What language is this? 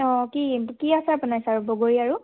Assamese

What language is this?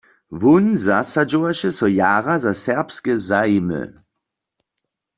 Upper Sorbian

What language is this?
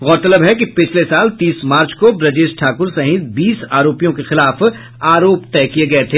Hindi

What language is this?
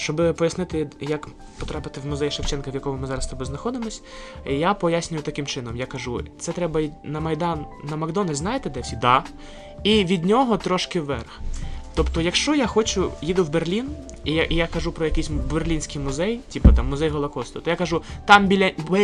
Ukrainian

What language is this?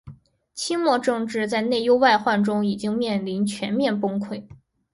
Chinese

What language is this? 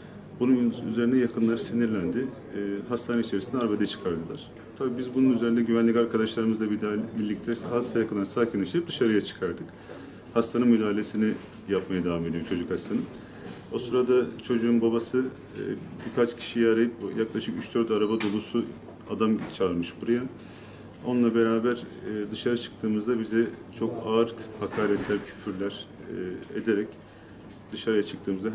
Turkish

